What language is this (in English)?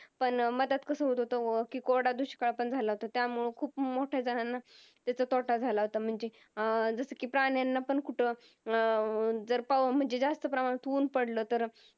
Marathi